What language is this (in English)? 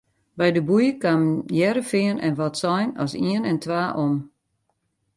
Western Frisian